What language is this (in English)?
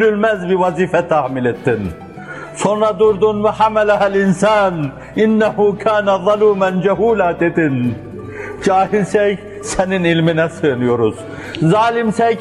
Turkish